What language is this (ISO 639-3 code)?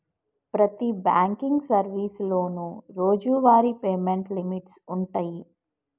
tel